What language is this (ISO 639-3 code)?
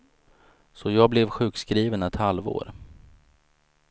swe